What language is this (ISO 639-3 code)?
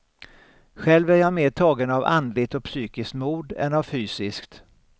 swe